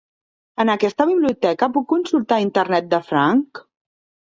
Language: Catalan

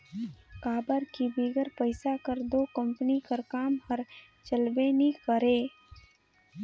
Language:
Chhattisgarhi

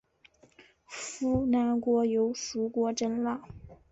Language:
Chinese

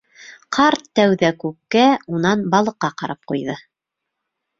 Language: Bashkir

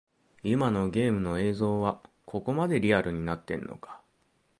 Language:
Japanese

